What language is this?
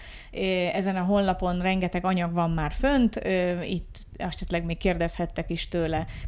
Hungarian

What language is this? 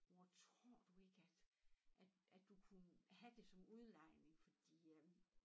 Danish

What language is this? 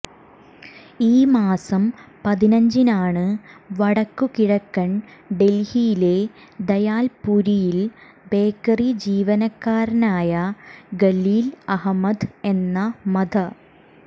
Malayalam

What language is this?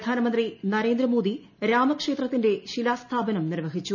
Malayalam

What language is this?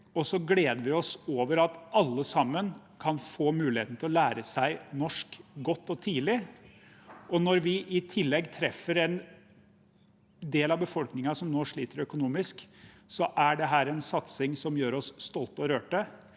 Norwegian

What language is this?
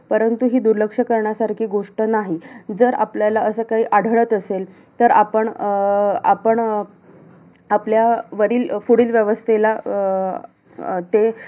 Marathi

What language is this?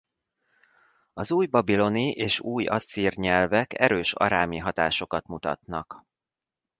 Hungarian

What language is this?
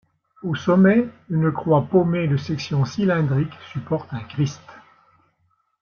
French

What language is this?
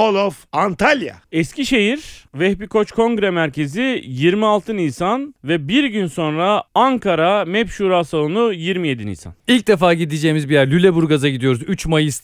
Turkish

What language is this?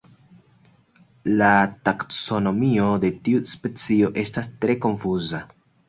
Esperanto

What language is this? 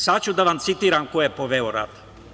Serbian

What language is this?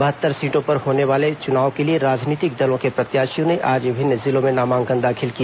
Hindi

